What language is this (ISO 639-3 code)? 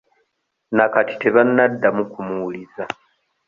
lug